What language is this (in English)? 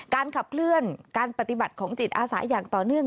Thai